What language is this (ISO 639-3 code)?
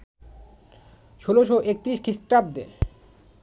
ben